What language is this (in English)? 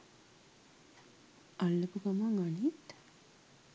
Sinhala